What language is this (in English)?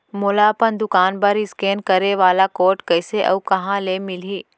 Chhattisgarhi